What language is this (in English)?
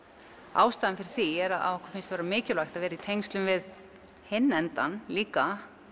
Icelandic